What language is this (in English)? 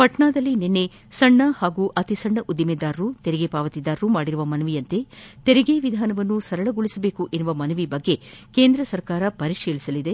Kannada